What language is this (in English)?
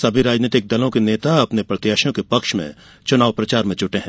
Hindi